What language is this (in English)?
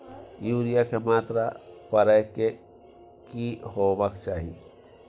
Maithili